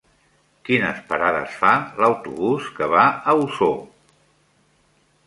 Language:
Catalan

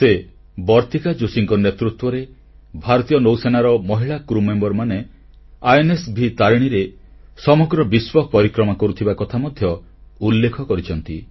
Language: Odia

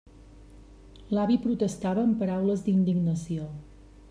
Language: Catalan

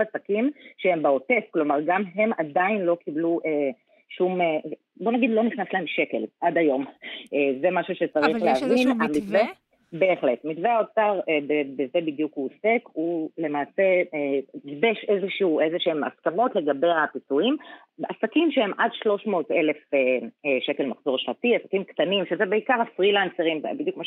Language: Hebrew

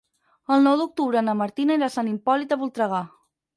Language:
Catalan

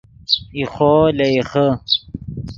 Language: Yidgha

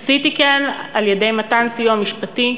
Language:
Hebrew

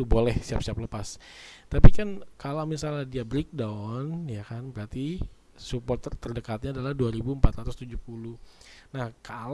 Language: Indonesian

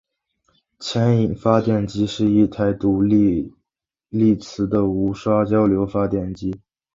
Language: Chinese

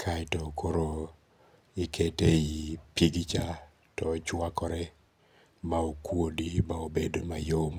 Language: Luo (Kenya and Tanzania)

